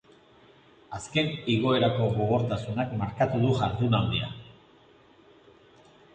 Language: Basque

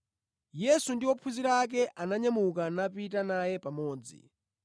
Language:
Nyanja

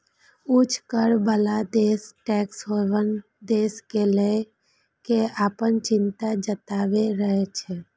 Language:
Maithili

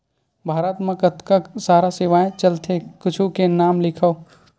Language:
Chhattisgarhi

